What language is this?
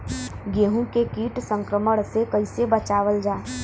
Bhojpuri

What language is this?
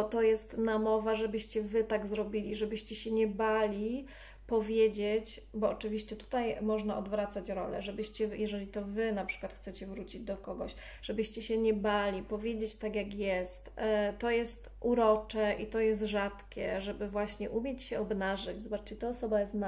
Polish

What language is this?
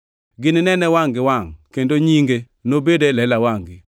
Luo (Kenya and Tanzania)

